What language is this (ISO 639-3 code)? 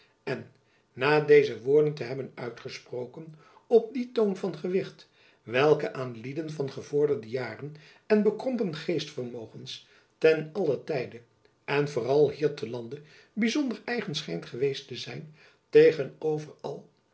nld